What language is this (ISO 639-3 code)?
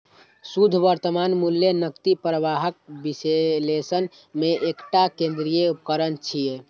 mai